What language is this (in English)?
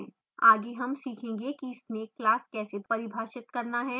Hindi